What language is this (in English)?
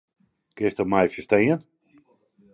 Western Frisian